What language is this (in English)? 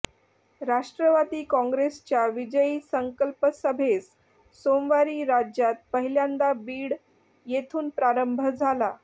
Marathi